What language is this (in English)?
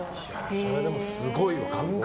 Japanese